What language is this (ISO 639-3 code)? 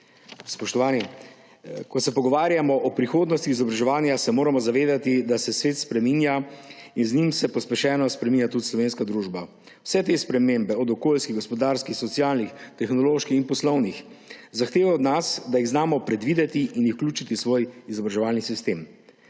slv